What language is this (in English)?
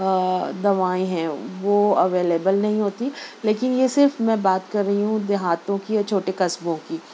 Urdu